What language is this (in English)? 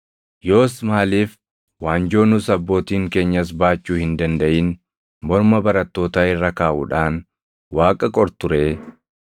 Oromo